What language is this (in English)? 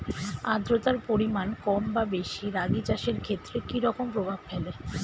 Bangla